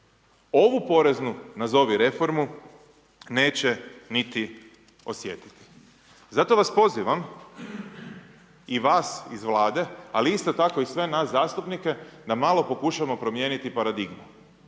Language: Croatian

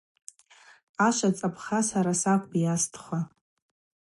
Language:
Abaza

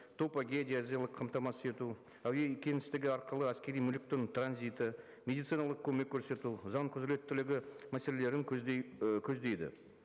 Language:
Kazakh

